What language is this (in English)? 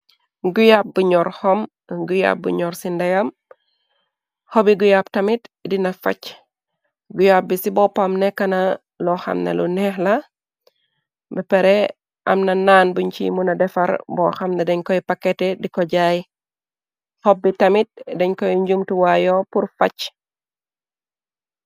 Wolof